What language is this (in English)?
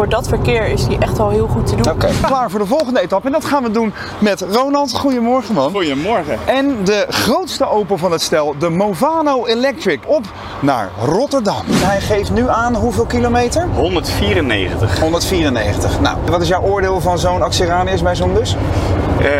Dutch